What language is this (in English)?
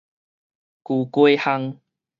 Min Nan Chinese